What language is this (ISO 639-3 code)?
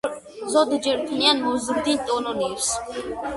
kat